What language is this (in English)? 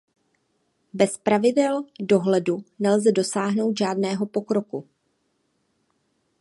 Czech